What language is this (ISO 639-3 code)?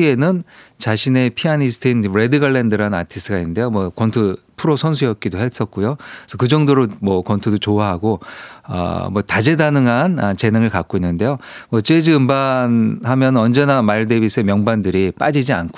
kor